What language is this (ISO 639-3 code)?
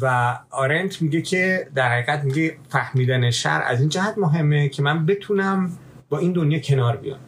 fas